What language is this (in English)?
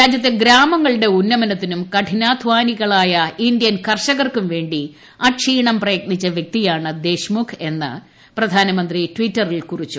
Malayalam